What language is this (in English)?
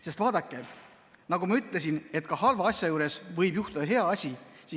Estonian